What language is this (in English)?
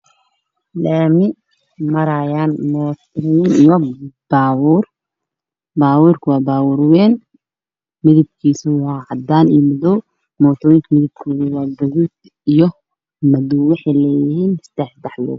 Somali